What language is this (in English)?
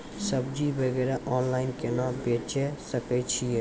Maithili